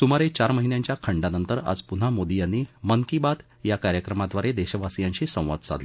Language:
Marathi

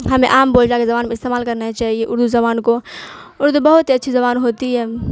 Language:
Urdu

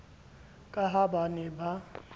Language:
Southern Sotho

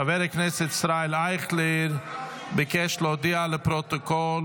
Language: Hebrew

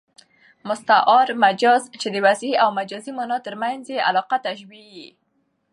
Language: Pashto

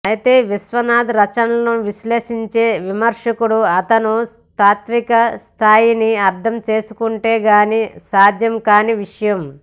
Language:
Telugu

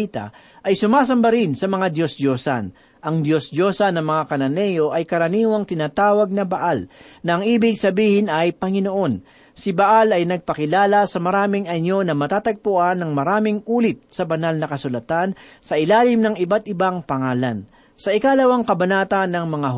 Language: Filipino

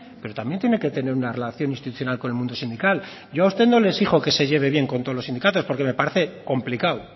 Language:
Spanish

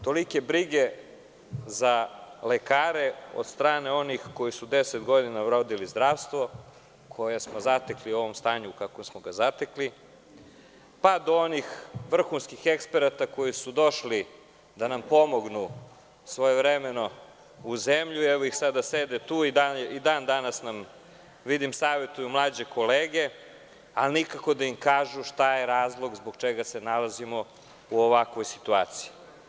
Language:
Serbian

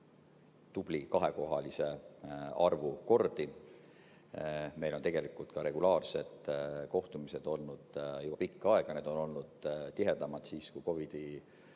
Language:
Estonian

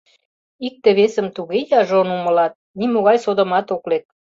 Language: Mari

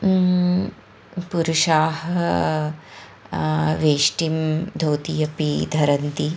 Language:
Sanskrit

